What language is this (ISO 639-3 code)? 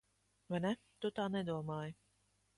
lav